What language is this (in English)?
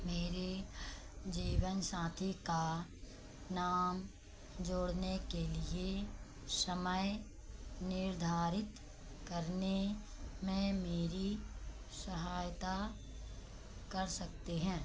Hindi